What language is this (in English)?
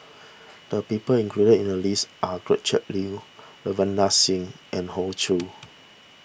English